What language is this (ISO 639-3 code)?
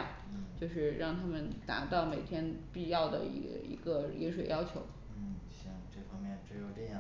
zho